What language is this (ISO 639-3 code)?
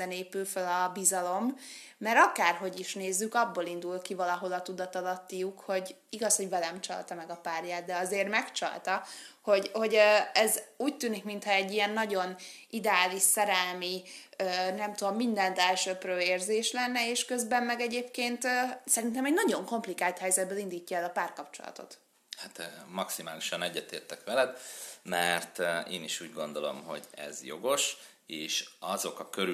hun